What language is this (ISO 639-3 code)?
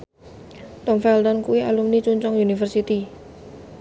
jav